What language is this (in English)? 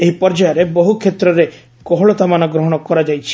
Odia